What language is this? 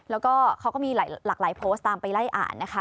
Thai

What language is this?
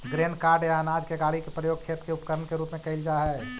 Magahi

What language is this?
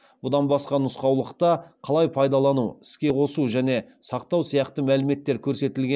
Kazakh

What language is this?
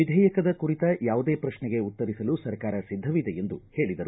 Kannada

